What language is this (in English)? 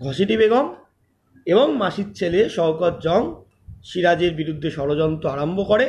Bangla